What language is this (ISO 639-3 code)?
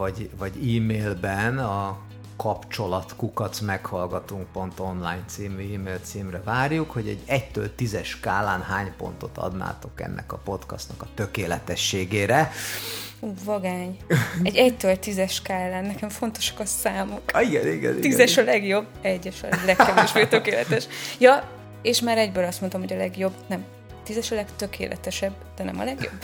hun